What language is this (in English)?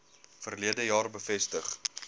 Afrikaans